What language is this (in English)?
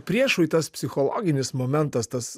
Lithuanian